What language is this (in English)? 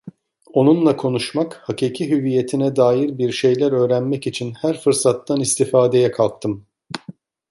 Turkish